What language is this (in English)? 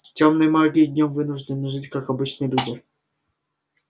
Russian